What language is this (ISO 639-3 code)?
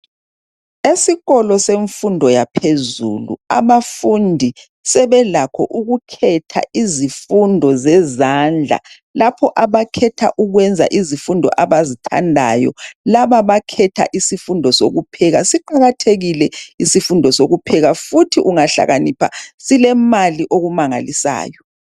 nde